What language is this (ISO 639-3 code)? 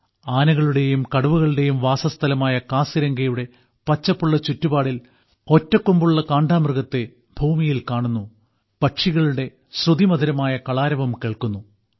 mal